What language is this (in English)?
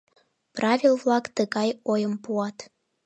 Mari